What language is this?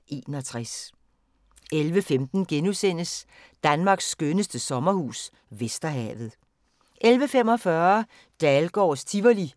Danish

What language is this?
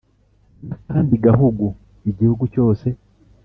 Kinyarwanda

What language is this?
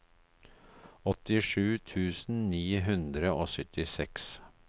Norwegian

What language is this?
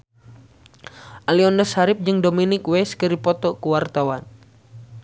Sundanese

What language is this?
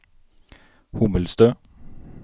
Norwegian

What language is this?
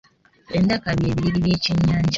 Ganda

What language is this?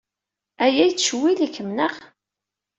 Kabyle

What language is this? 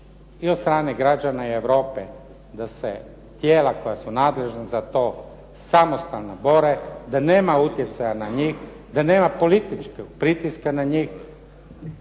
Croatian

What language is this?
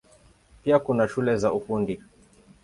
Swahili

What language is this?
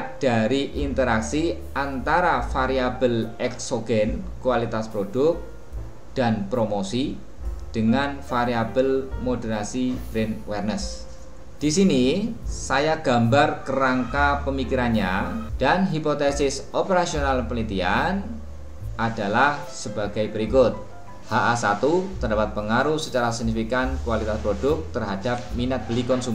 Indonesian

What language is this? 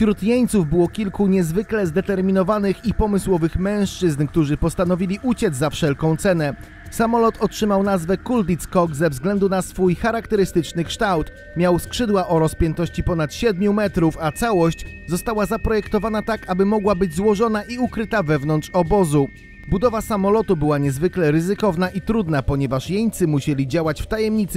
Polish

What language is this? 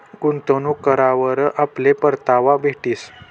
Marathi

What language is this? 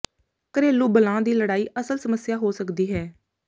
Punjabi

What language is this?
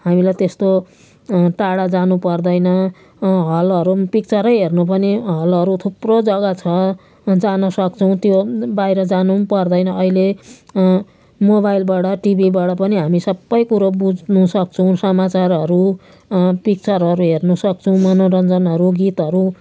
Nepali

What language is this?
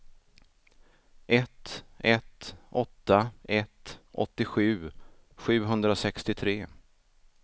Swedish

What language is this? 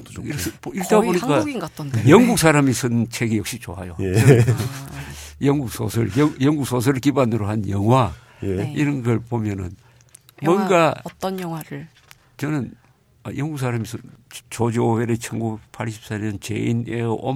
Korean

